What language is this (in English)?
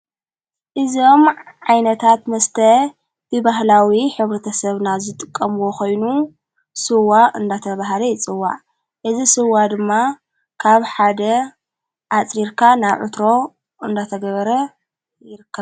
Tigrinya